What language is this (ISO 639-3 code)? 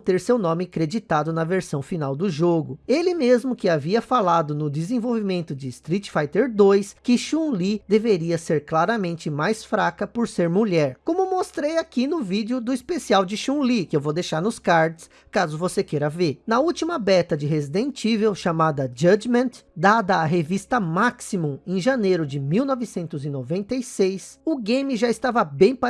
por